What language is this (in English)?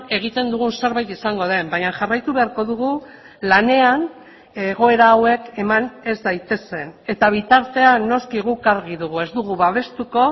Basque